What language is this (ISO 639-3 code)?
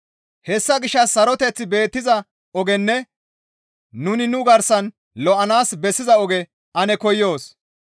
gmv